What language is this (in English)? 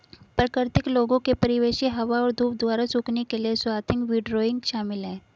Hindi